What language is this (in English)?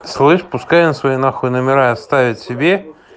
Russian